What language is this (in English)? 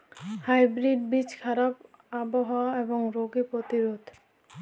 Bangla